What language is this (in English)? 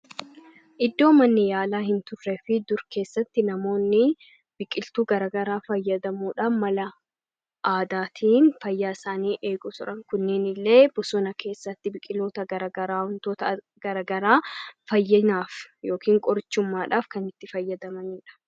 Oromo